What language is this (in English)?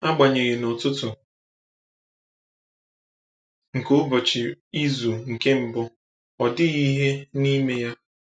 Igbo